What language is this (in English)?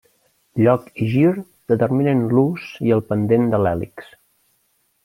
Catalan